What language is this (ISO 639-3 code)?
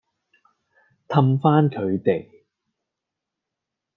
yue